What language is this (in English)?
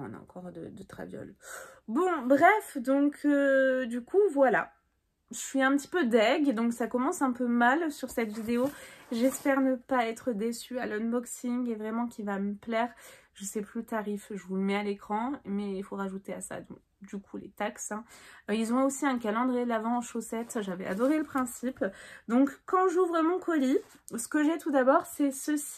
French